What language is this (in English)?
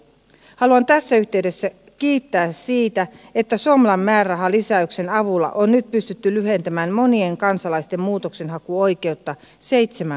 Finnish